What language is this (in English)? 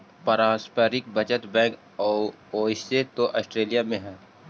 Magahi